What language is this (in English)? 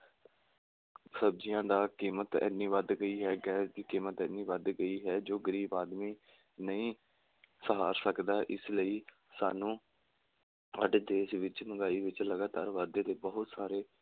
Punjabi